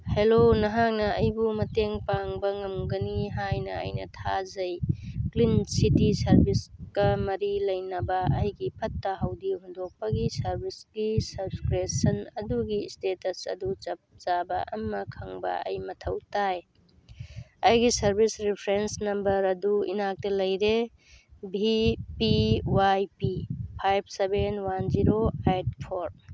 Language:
Manipuri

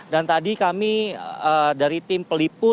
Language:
Indonesian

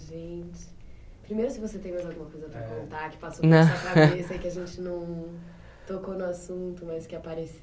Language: Portuguese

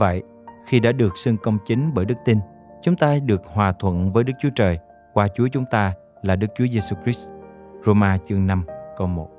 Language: Vietnamese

